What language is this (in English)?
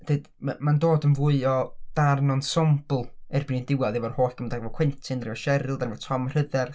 Welsh